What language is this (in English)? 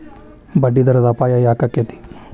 Kannada